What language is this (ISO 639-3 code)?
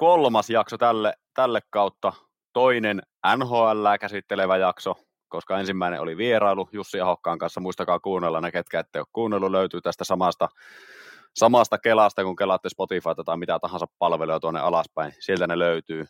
fin